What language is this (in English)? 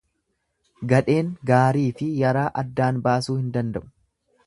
Oromo